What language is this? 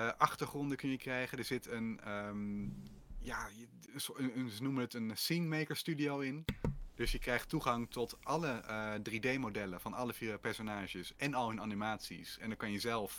Dutch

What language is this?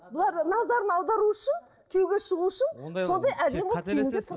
Kazakh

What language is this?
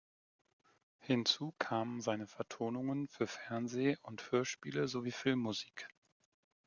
German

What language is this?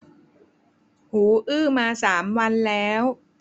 Thai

